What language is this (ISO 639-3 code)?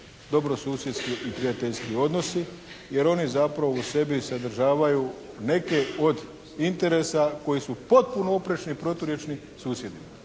hrv